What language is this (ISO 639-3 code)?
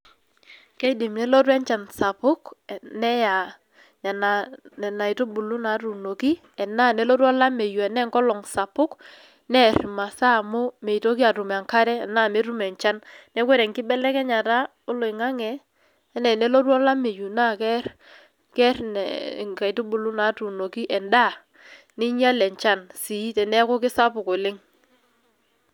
mas